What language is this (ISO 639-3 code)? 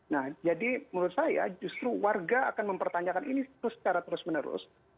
ind